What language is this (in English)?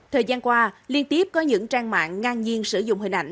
Vietnamese